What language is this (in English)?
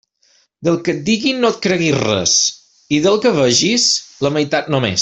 Catalan